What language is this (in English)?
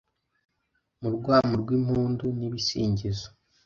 Kinyarwanda